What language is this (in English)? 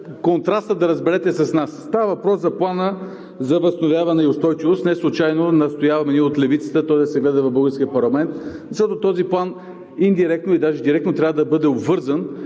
Bulgarian